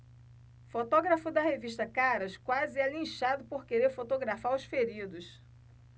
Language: Portuguese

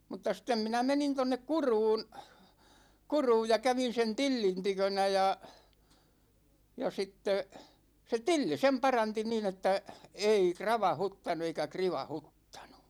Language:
Finnish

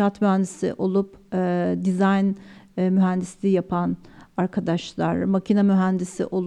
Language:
Turkish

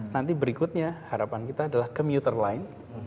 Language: Indonesian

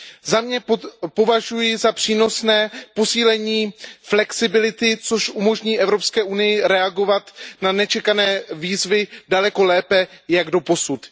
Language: Czech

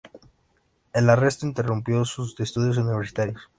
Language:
Spanish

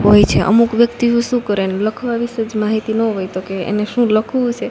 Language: Gujarati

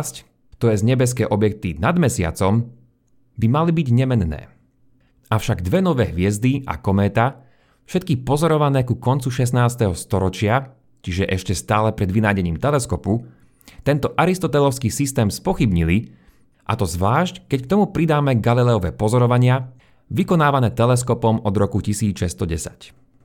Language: Slovak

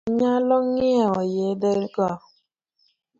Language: Luo (Kenya and Tanzania)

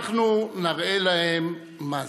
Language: Hebrew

